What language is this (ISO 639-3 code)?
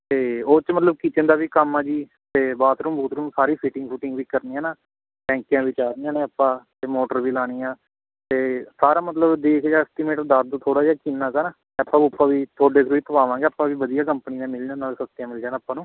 pan